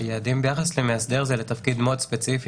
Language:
Hebrew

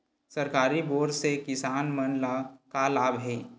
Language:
Chhattisgarhi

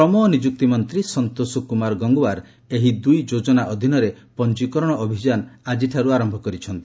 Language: Odia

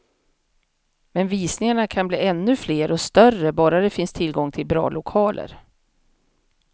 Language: Swedish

